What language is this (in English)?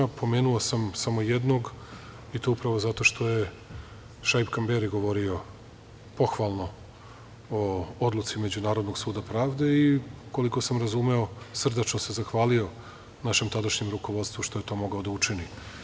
Serbian